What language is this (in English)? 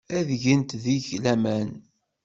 Kabyle